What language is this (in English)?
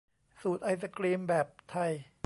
Thai